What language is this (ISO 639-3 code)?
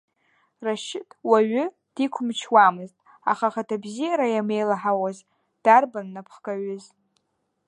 abk